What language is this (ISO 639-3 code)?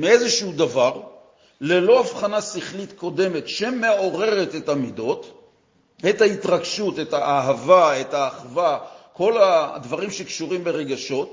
heb